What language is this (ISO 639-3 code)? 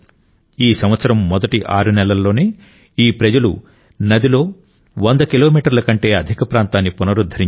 tel